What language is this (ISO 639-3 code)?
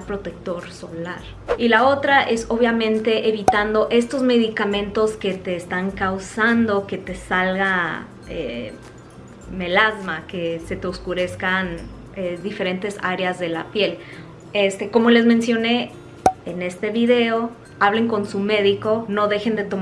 spa